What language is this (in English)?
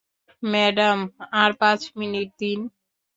Bangla